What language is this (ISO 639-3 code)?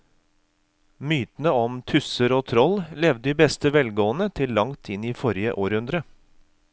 nor